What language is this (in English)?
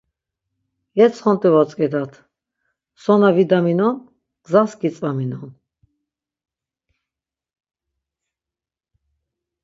Laz